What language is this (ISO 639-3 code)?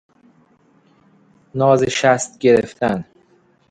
fas